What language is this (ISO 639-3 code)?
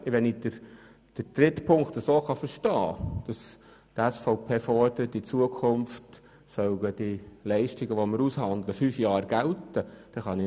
gsw